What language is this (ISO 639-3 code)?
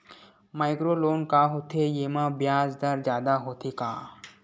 hne